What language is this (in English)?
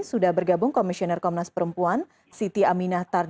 Indonesian